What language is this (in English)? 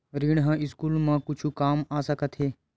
Chhattisgarhi